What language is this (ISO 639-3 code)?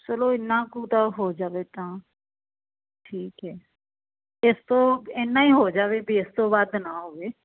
pan